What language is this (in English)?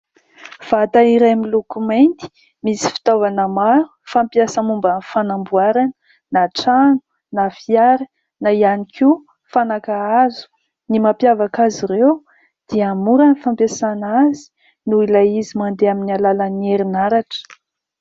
Malagasy